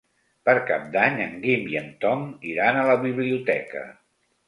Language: Catalan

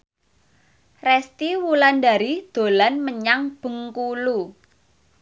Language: Javanese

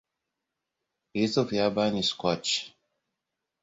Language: Hausa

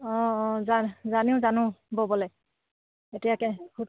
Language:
Assamese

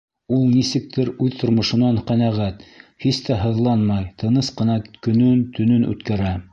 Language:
Bashkir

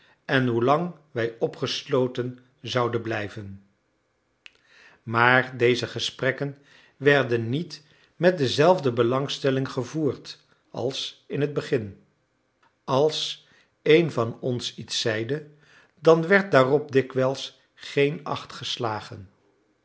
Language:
Dutch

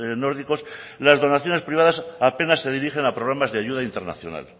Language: Spanish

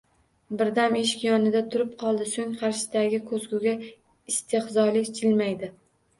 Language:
Uzbek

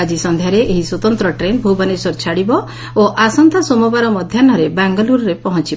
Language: Odia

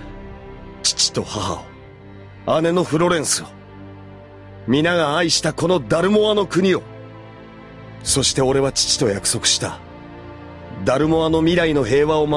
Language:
Japanese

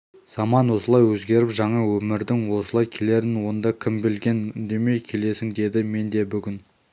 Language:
Kazakh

